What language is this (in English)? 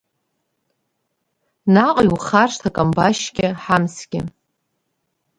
Abkhazian